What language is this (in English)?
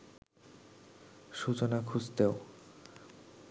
Bangla